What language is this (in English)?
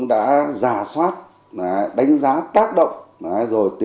Vietnamese